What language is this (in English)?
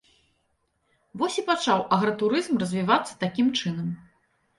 Belarusian